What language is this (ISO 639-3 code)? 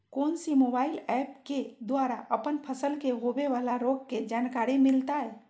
mag